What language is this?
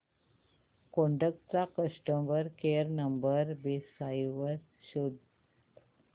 Marathi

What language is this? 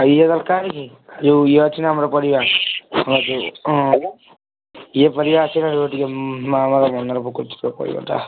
Odia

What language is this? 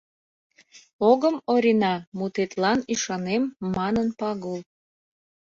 Mari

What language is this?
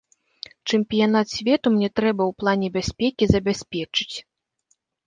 Belarusian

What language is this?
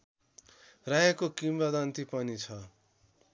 Nepali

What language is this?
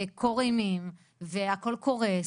Hebrew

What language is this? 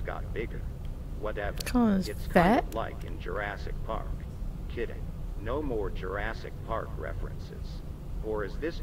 English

